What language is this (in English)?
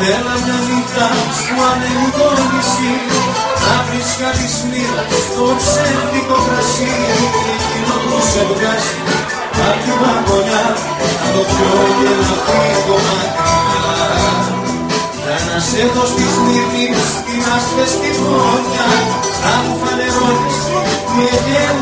Greek